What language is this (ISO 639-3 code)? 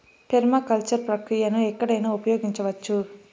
tel